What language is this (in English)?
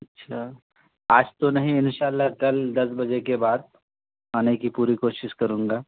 Urdu